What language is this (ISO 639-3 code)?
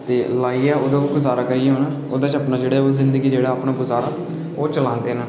doi